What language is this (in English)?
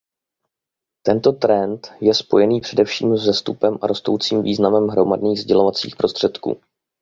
Czech